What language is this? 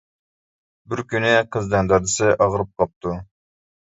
Uyghur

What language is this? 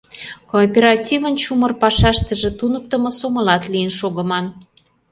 Mari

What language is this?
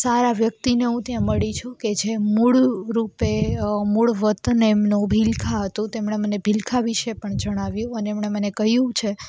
Gujarati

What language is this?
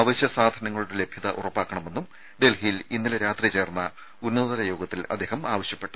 Malayalam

